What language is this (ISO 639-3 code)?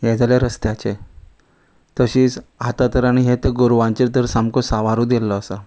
kok